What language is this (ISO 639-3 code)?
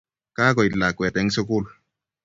kln